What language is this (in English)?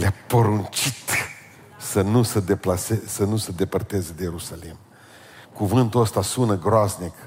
Romanian